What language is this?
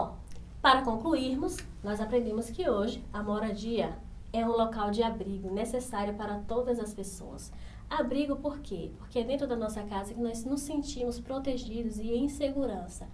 Portuguese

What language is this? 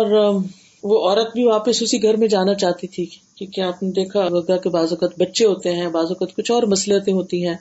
Urdu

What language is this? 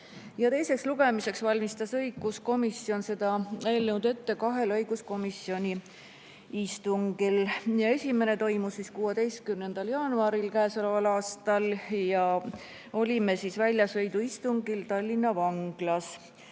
Estonian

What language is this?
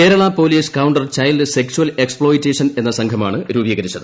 Malayalam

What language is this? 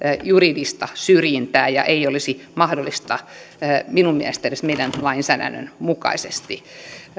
Finnish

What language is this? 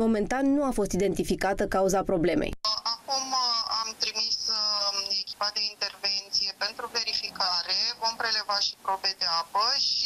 Romanian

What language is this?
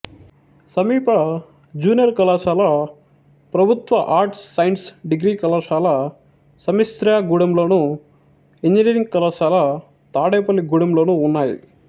Telugu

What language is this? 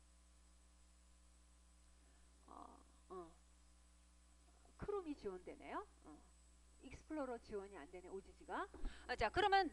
Korean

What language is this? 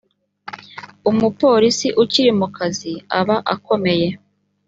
Kinyarwanda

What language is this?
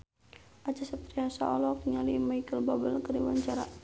Sundanese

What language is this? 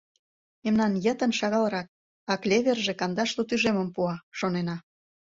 Mari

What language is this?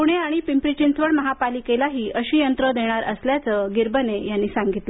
Marathi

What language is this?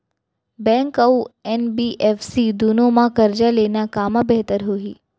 Chhattisgarhi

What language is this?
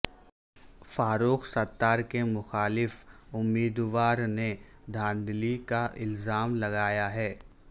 Urdu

